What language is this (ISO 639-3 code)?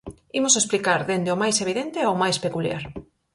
glg